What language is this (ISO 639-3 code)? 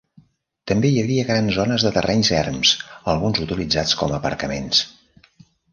cat